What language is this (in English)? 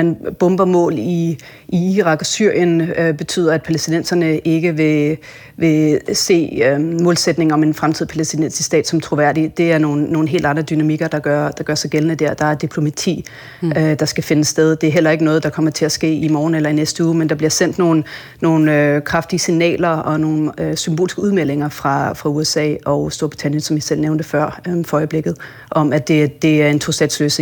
Danish